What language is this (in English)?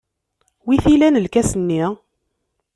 Kabyle